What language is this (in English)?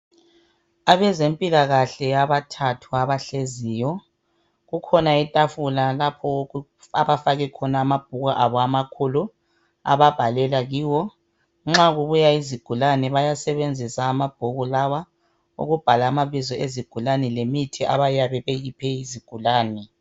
North Ndebele